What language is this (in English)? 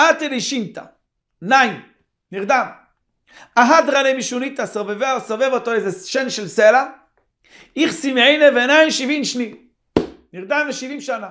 Hebrew